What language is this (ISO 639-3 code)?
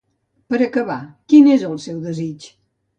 cat